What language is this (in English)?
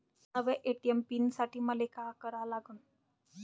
Marathi